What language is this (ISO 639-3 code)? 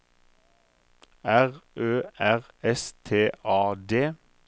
nor